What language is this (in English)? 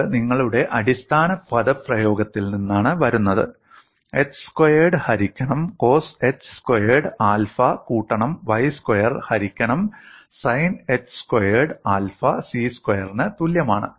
Malayalam